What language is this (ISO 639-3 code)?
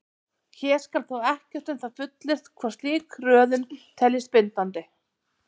isl